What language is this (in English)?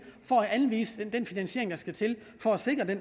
Danish